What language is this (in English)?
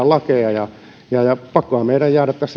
Finnish